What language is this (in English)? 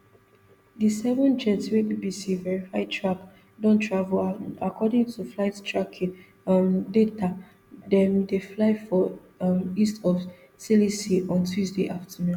Nigerian Pidgin